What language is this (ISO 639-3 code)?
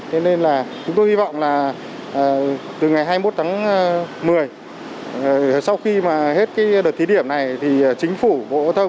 vie